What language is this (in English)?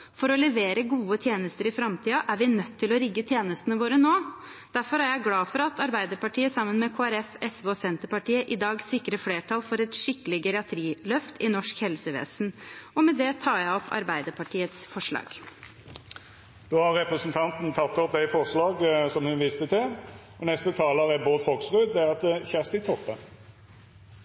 Norwegian